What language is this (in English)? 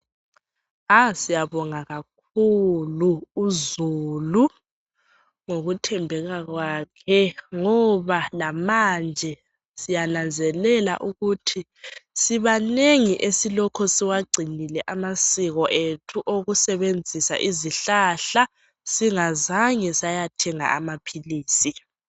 North Ndebele